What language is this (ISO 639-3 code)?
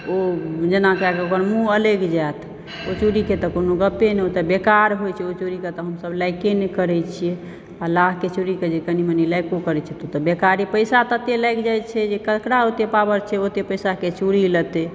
mai